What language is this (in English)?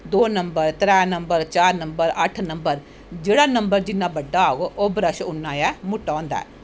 Dogri